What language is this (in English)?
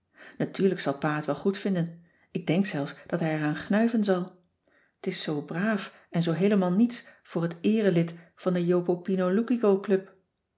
Dutch